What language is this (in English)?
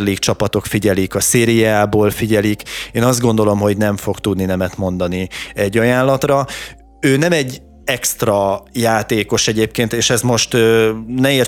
Hungarian